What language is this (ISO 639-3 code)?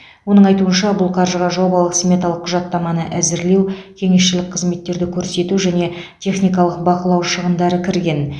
kaz